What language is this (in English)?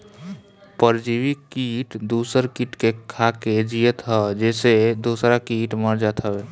Bhojpuri